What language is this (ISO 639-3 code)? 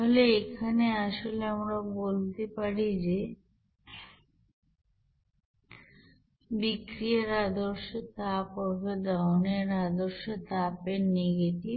ben